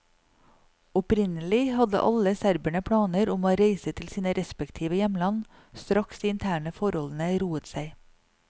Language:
Norwegian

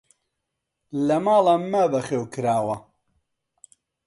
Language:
Central Kurdish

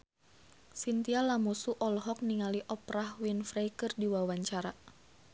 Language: Sundanese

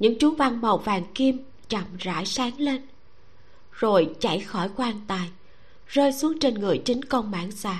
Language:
Vietnamese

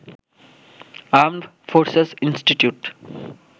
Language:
Bangla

